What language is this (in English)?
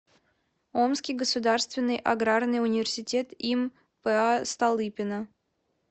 Russian